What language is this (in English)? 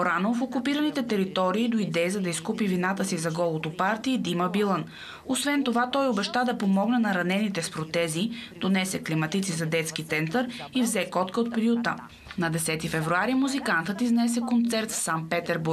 Bulgarian